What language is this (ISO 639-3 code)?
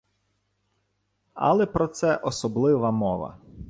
ukr